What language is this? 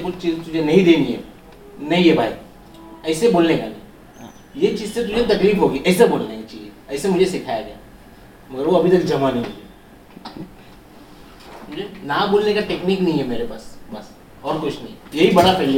Hindi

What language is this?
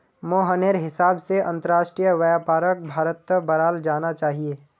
Magahi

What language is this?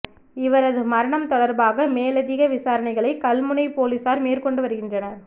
Tamil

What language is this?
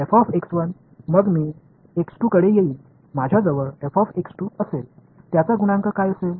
Marathi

